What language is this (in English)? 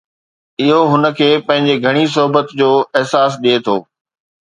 Sindhi